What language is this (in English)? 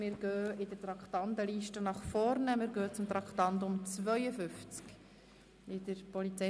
Swiss German